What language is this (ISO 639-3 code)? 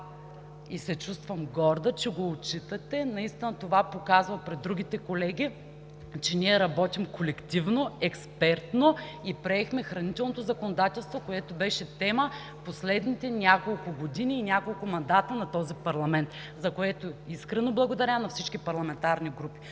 bul